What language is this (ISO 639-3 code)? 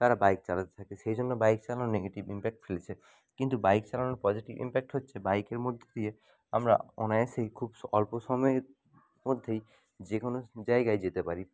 ben